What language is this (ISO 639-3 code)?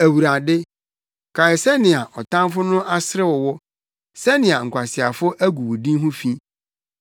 aka